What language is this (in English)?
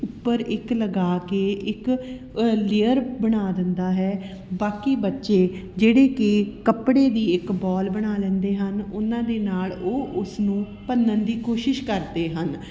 Punjabi